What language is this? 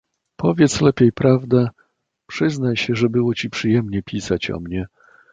Polish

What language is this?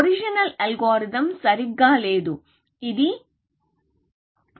Telugu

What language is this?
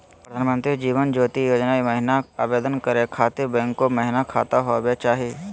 Magahi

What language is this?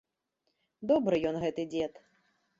Belarusian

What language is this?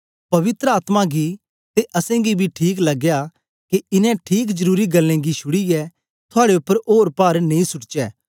Dogri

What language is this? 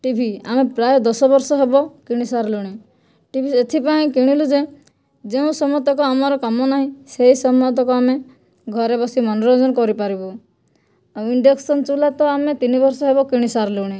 Odia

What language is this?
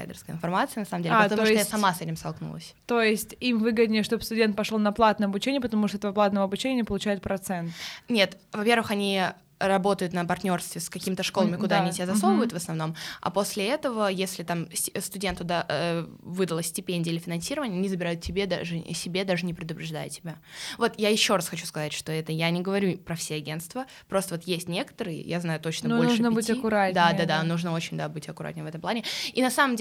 Russian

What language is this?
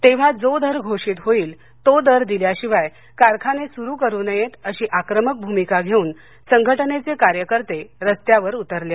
Marathi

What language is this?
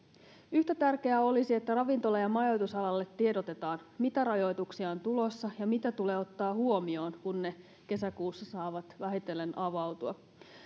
Finnish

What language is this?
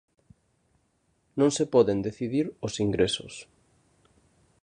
Galician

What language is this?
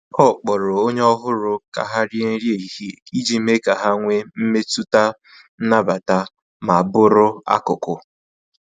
Igbo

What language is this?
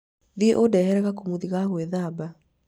Kikuyu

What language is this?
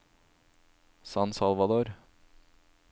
Norwegian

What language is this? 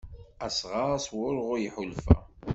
Kabyle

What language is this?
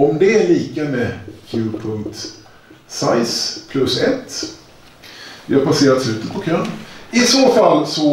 Swedish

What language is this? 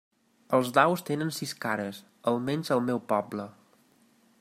Catalan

